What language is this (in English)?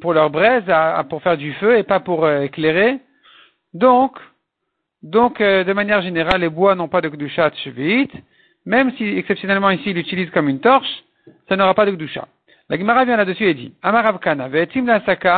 French